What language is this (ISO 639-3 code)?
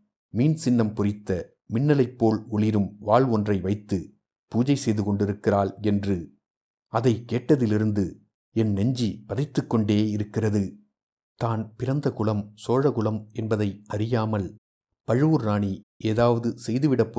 tam